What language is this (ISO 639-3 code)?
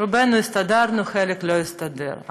heb